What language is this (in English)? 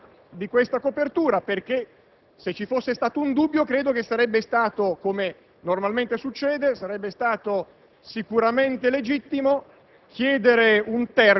Italian